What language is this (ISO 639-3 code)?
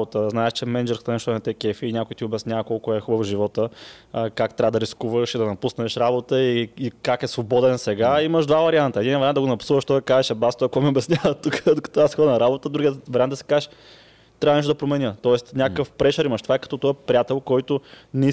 bul